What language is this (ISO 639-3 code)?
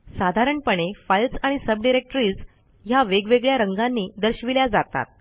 mar